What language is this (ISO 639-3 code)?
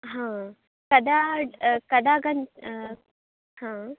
san